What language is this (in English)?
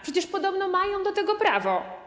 Polish